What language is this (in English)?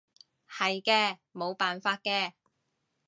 Cantonese